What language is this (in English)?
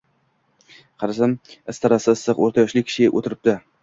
Uzbek